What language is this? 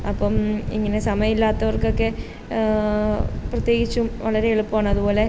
Malayalam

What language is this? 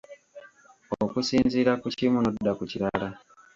Ganda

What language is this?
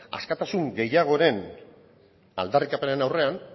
Basque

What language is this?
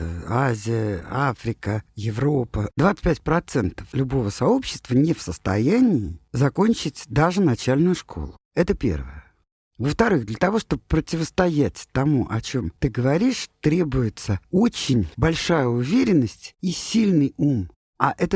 Russian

